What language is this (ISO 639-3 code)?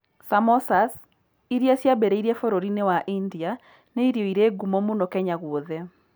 kik